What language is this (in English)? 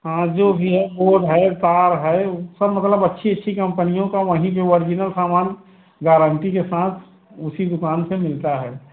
Hindi